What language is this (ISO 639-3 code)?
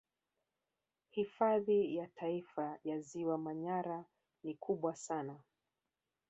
swa